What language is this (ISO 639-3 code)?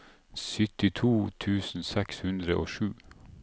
nor